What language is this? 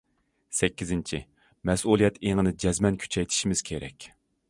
Uyghur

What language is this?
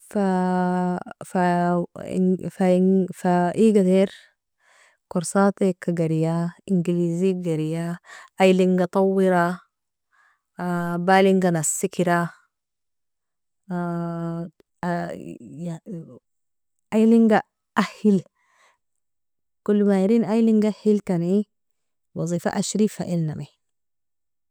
Nobiin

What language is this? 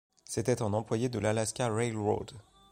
French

